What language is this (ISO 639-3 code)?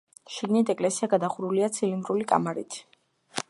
kat